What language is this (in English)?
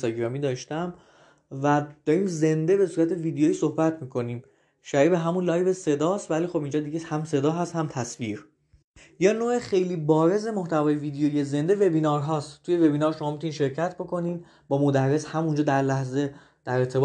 Persian